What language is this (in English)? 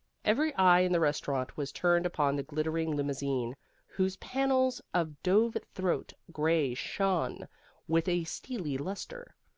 English